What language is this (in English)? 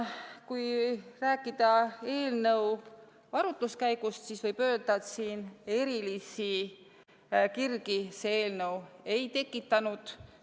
Estonian